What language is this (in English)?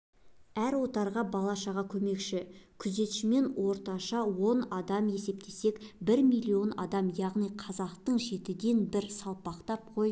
Kazakh